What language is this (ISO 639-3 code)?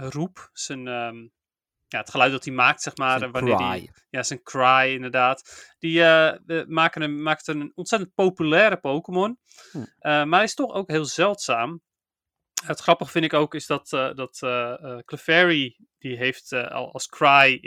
nld